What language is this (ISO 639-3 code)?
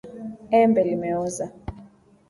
swa